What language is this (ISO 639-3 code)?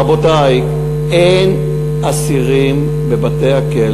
heb